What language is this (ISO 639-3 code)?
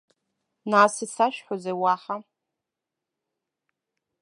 abk